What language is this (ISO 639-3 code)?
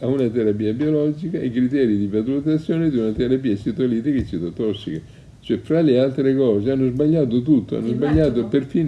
ita